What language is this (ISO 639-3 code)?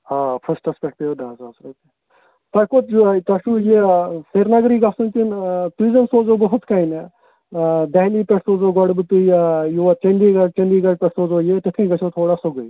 kas